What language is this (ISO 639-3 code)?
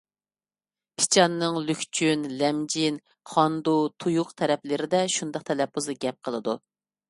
uig